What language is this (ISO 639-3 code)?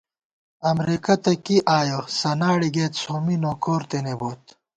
gwt